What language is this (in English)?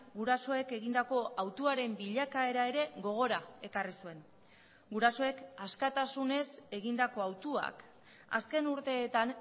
Basque